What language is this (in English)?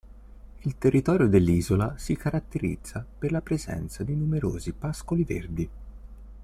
Italian